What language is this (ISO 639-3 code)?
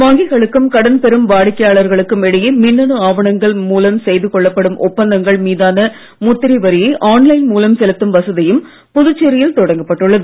tam